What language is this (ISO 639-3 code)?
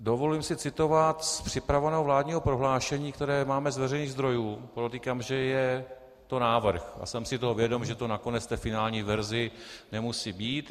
ces